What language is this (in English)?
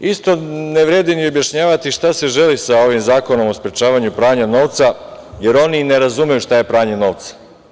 Serbian